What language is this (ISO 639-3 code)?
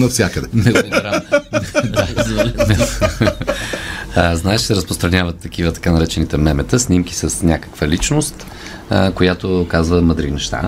bul